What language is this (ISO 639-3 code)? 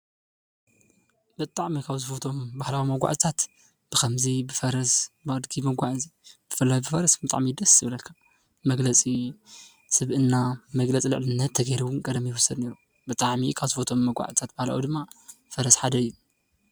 tir